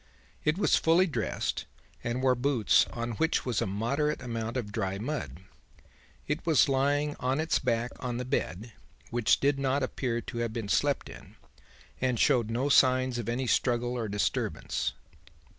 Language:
English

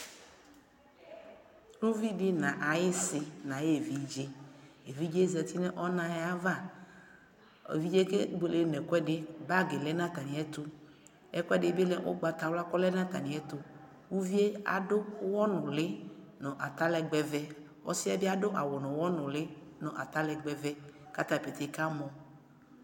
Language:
Ikposo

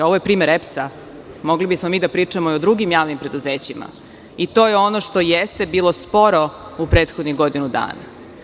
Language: Serbian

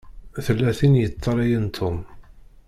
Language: Kabyle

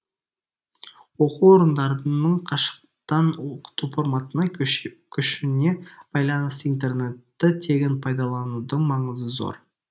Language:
Kazakh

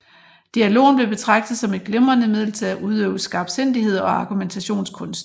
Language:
Danish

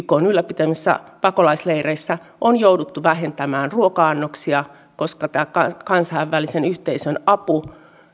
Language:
Finnish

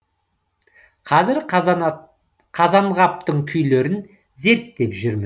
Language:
Kazakh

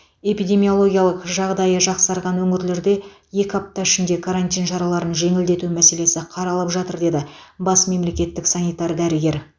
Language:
Kazakh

